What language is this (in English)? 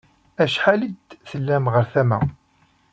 Kabyle